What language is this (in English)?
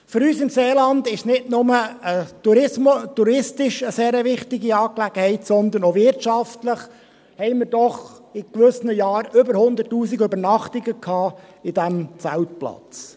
Swiss German